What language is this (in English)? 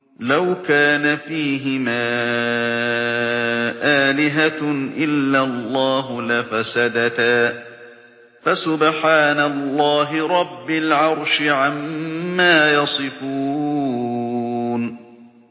Arabic